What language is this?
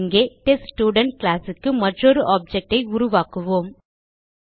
Tamil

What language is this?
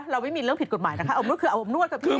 Thai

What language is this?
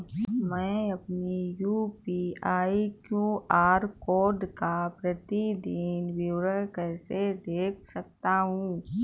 Hindi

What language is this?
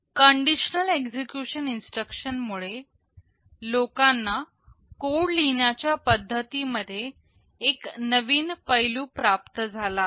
Marathi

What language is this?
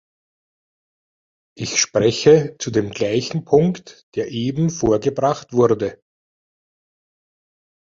German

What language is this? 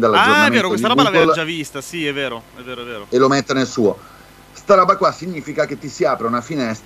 Italian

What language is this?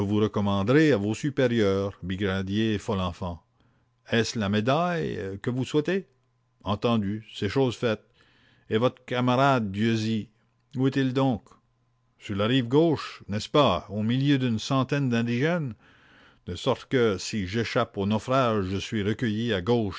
French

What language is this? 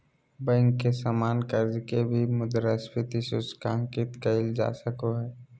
Magahi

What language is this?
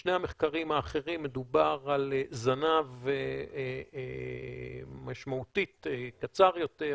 Hebrew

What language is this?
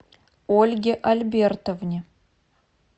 Russian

